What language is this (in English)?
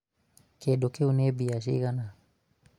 Kikuyu